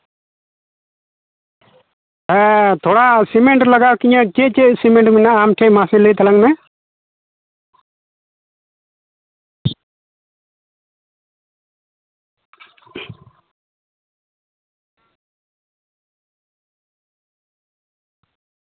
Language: Santali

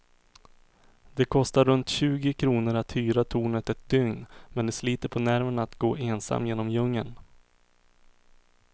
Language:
Swedish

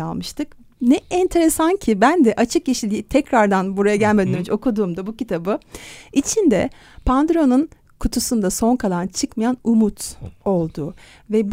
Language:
Turkish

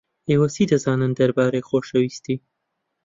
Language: Central Kurdish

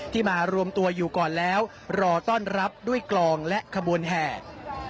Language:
Thai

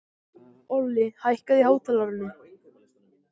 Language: Icelandic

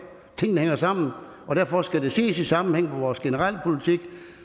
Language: Danish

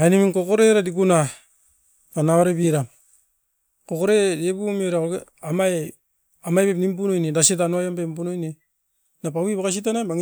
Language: Askopan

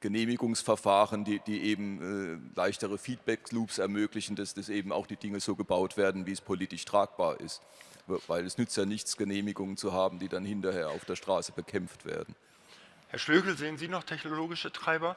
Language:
German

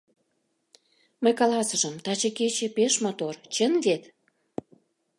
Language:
Mari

